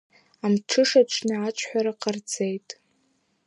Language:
Abkhazian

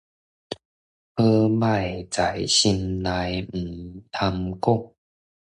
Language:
Min Nan Chinese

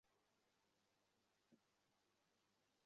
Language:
Bangla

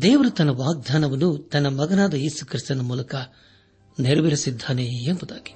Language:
Kannada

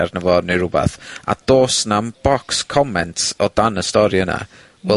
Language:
Welsh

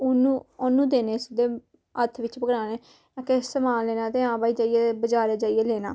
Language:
Dogri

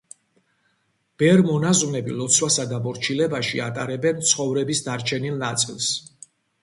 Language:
Georgian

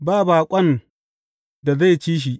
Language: Hausa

